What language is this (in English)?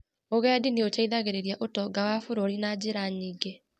Kikuyu